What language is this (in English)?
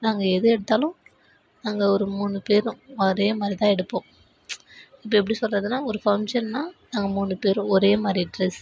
Tamil